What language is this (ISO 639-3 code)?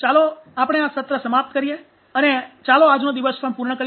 guj